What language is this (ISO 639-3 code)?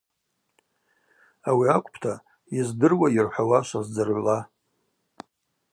abq